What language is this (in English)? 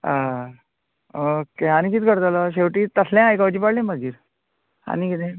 Konkani